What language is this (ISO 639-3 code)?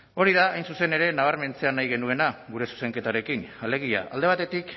eus